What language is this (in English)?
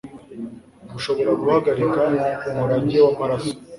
Kinyarwanda